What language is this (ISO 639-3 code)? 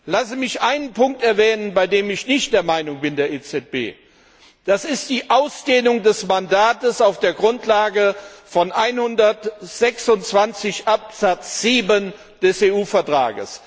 deu